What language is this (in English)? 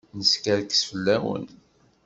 Kabyle